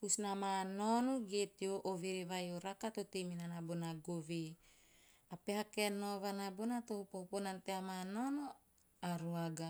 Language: Teop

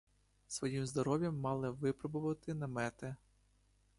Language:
Ukrainian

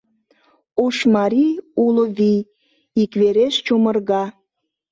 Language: Mari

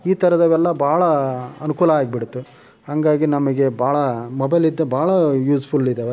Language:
Kannada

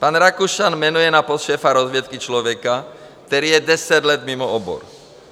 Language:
Czech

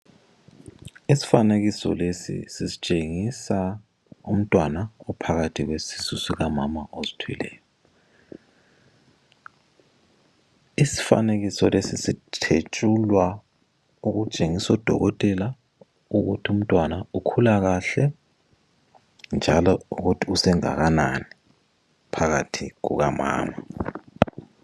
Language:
North Ndebele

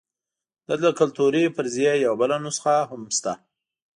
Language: Pashto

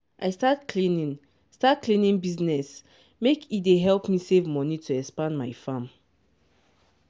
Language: Nigerian Pidgin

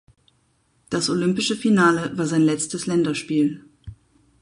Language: German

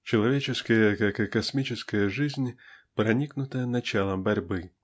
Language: Russian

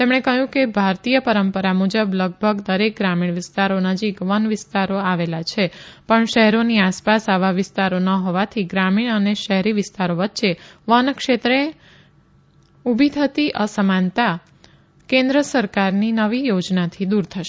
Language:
Gujarati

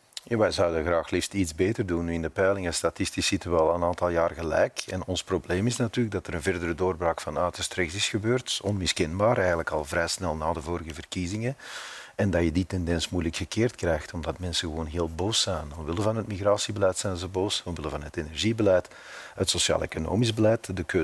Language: Dutch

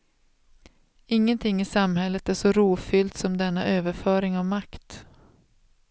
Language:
Swedish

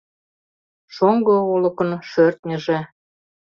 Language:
Mari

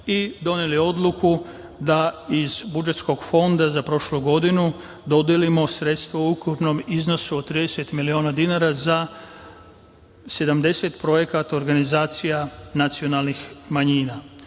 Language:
Serbian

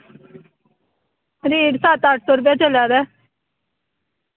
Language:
Dogri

